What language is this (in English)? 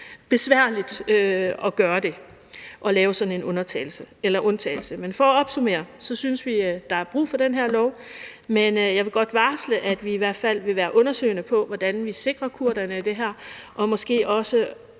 Danish